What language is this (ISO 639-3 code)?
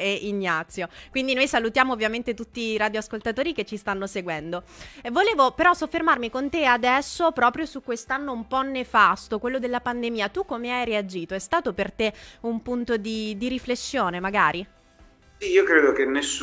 ita